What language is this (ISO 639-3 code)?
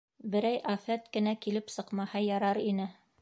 bak